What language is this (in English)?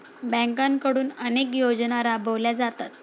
Marathi